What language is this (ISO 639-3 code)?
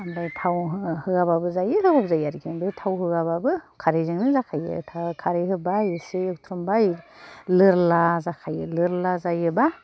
brx